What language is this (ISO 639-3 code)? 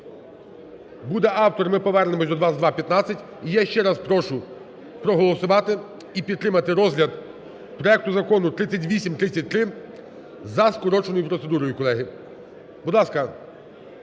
ukr